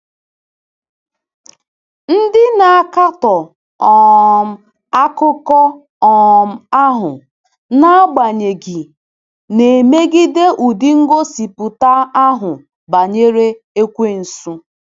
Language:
Igbo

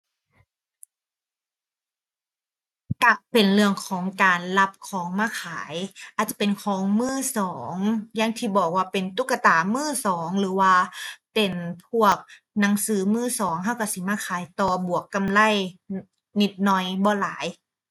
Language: Thai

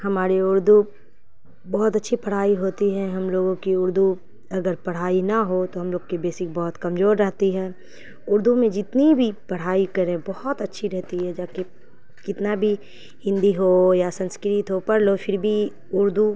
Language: Urdu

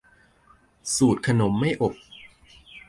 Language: Thai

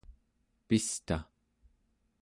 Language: Central Yupik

